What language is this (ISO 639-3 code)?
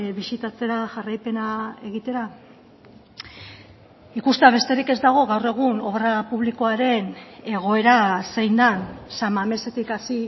eus